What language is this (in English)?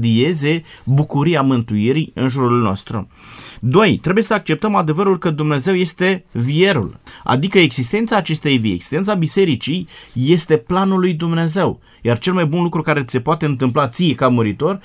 Romanian